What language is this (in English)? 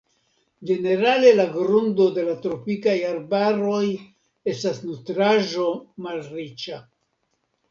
Esperanto